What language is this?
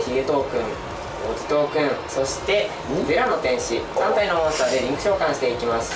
Japanese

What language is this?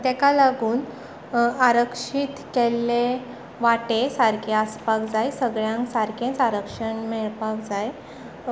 Konkani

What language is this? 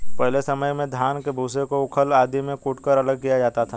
Hindi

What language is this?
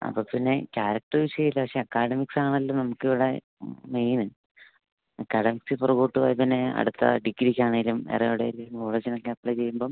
Malayalam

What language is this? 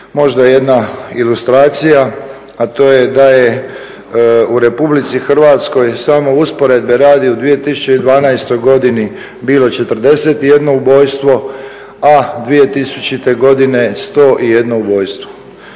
Croatian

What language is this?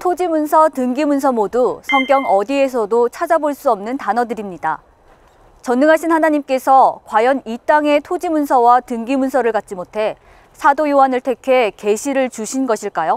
Korean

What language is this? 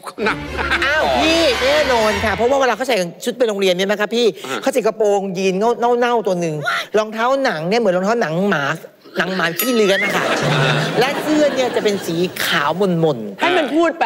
Thai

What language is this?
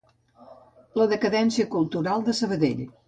Catalan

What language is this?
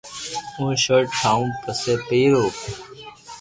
Loarki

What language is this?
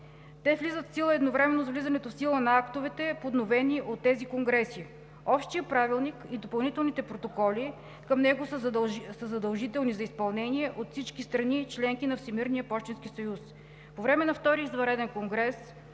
Bulgarian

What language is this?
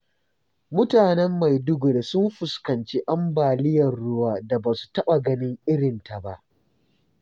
Hausa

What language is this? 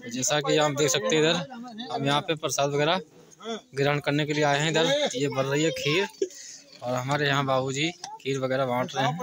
Hindi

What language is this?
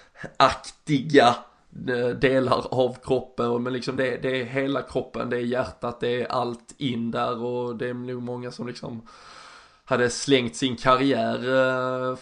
Swedish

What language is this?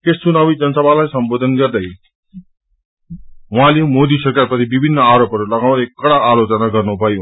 Nepali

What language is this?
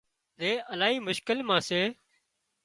Wadiyara Koli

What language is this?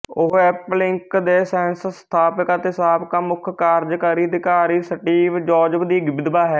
Punjabi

